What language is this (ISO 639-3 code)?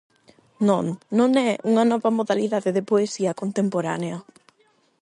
glg